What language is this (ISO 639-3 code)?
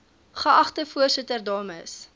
afr